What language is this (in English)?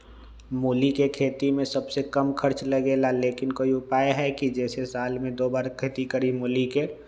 Magahi